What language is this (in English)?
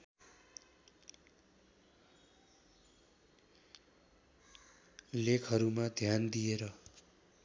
Nepali